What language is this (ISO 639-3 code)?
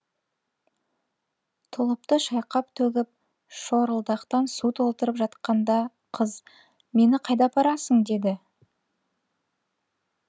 kaz